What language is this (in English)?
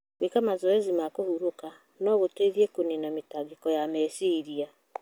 Kikuyu